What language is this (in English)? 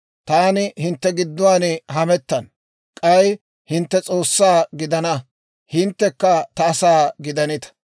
Dawro